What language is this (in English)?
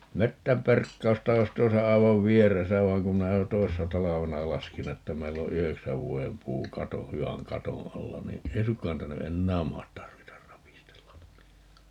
Finnish